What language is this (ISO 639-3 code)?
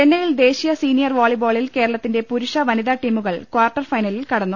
mal